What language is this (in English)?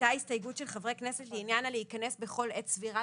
Hebrew